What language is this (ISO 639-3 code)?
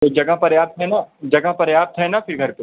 hin